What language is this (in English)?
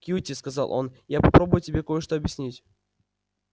Russian